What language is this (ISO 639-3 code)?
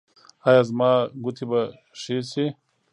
pus